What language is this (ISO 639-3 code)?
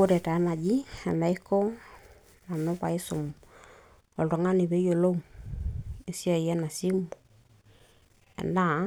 mas